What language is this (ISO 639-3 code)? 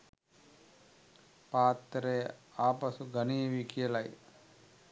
sin